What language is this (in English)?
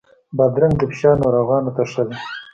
Pashto